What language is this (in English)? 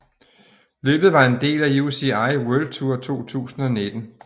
Danish